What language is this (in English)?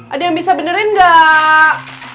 Indonesian